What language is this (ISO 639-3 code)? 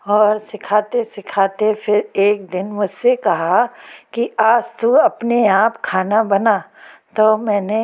hin